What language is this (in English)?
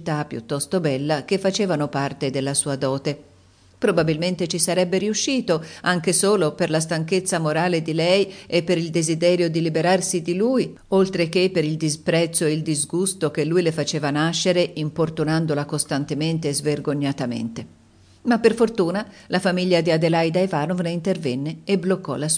Italian